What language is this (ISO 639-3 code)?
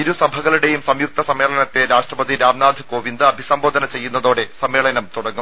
mal